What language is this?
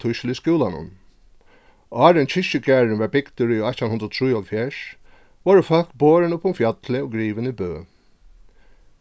Faroese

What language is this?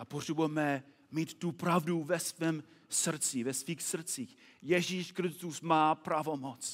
Czech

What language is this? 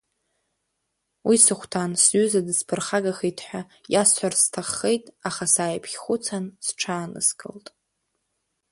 Abkhazian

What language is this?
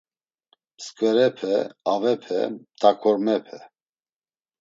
Laz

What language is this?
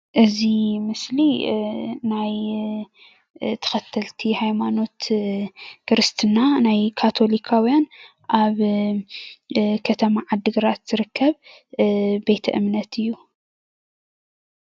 Tigrinya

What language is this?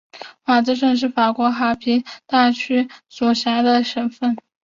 Chinese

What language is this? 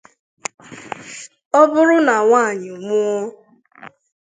Igbo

